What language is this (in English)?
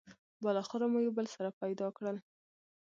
Pashto